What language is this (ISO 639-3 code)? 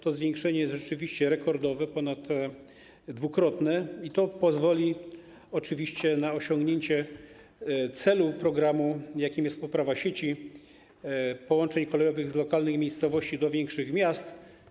pol